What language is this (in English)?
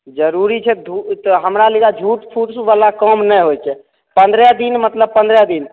Maithili